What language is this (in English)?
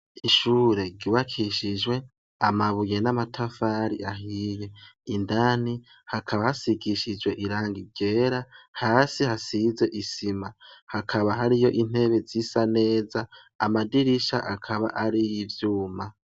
Rundi